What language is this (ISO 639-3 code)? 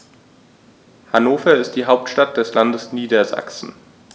deu